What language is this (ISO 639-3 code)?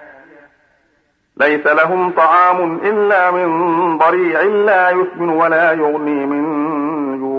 ara